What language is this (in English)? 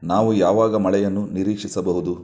Kannada